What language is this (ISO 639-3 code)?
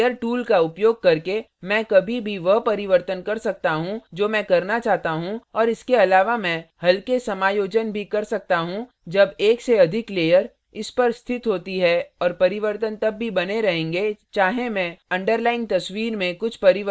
hin